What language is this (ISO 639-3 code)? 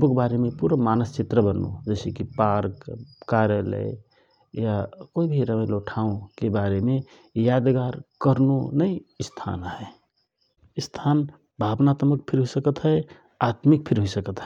thr